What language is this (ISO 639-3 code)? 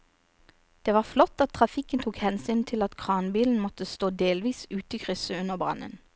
nor